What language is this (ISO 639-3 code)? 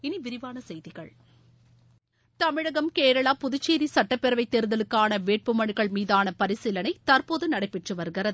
tam